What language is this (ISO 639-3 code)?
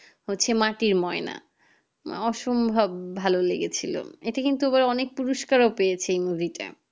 ben